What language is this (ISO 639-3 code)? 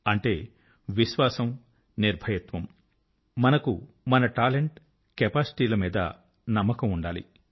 tel